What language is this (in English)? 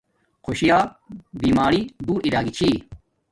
Domaaki